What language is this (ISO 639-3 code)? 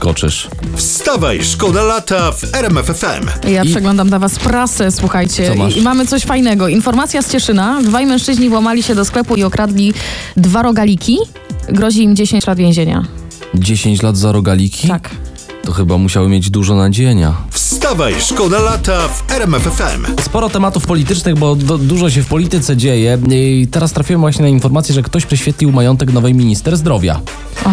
pol